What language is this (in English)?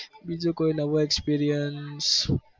Gujarati